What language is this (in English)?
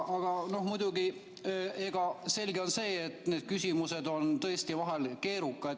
Estonian